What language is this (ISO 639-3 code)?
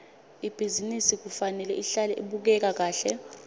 ssw